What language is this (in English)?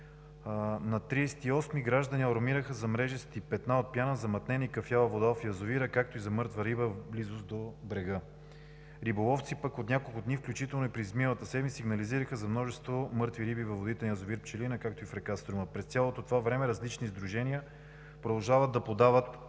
Bulgarian